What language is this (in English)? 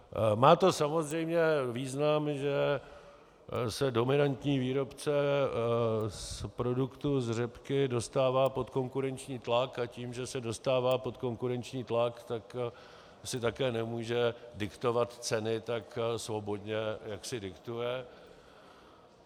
Czech